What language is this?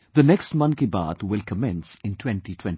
English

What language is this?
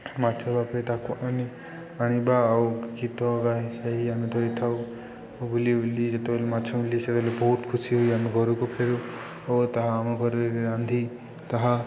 Odia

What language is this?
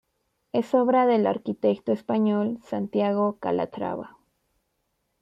Spanish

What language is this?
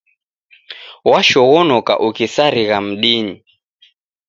Taita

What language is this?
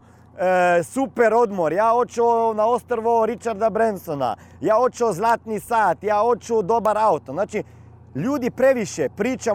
Croatian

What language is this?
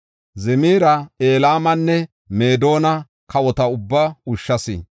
Gofa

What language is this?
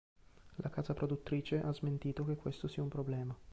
Italian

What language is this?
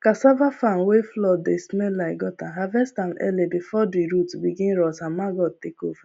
Nigerian Pidgin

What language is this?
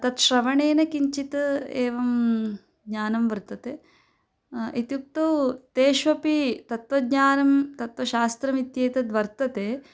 Sanskrit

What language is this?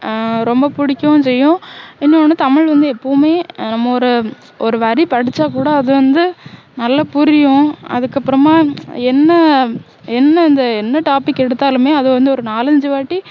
Tamil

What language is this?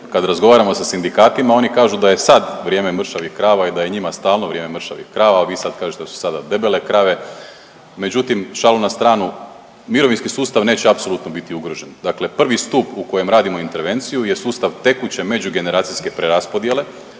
Croatian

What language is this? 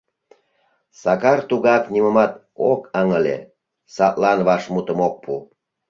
Mari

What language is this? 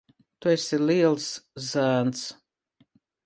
Latvian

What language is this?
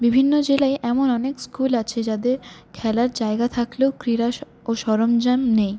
Bangla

